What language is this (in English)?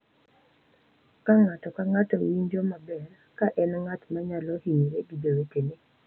Luo (Kenya and Tanzania)